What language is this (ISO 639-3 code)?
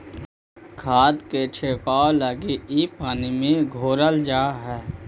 mag